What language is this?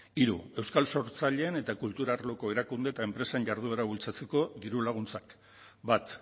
Basque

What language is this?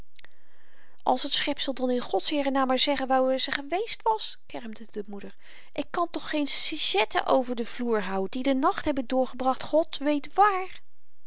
Dutch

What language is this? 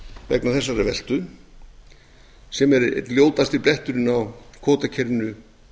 Icelandic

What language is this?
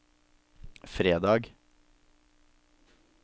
Norwegian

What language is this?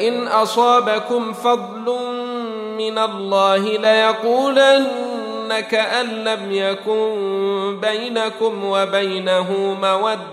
Arabic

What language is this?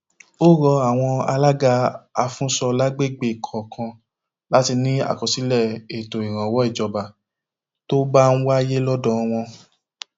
Yoruba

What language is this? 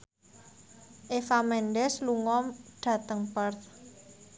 Javanese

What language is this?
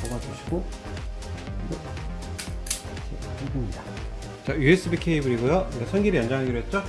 Korean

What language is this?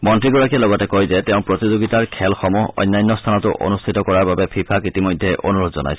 Assamese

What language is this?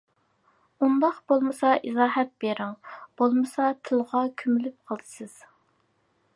Uyghur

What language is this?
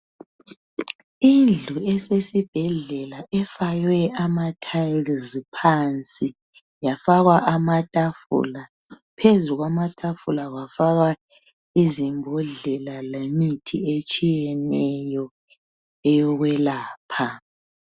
North Ndebele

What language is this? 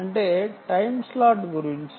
Telugu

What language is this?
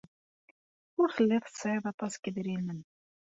Kabyle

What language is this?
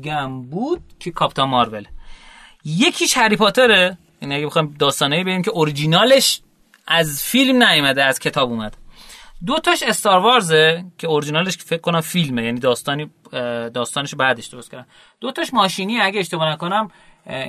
Persian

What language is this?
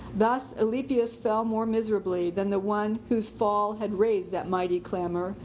English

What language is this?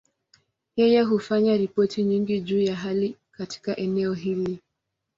Swahili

